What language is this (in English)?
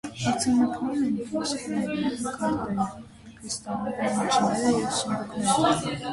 Armenian